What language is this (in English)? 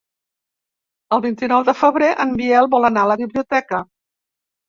Catalan